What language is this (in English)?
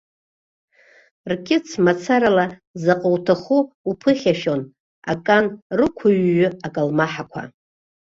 Abkhazian